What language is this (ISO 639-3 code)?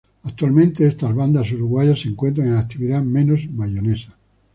spa